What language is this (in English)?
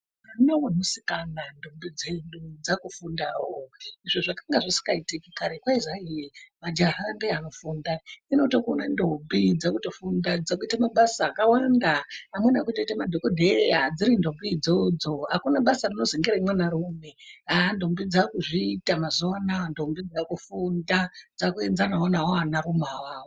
Ndau